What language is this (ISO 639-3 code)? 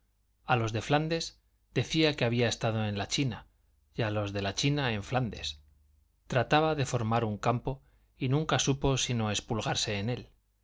spa